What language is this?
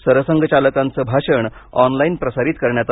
Marathi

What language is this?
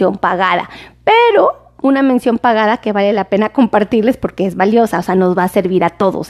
Spanish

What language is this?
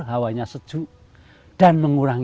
Indonesian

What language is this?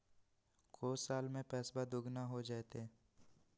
Magahi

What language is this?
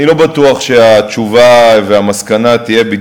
Hebrew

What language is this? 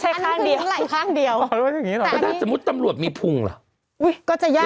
Thai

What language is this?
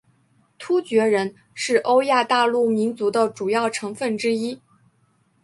Chinese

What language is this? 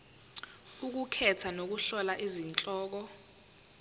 Zulu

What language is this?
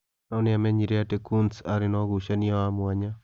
Kikuyu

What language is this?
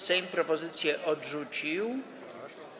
Polish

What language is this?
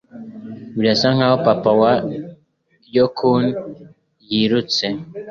Kinyarwanda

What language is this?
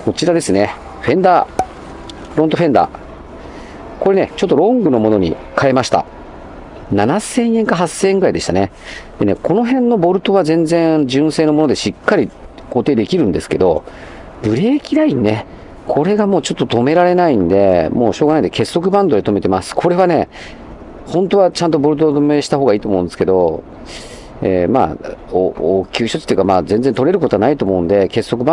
Japanese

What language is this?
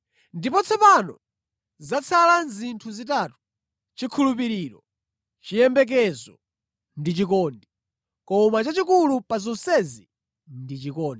Nyanja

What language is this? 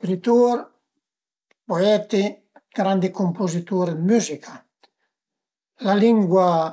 Piedmontese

